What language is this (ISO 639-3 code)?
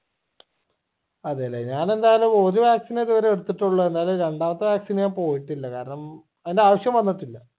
mal